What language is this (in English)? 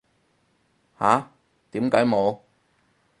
Cantonese